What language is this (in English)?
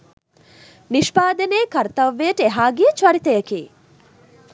Sinhala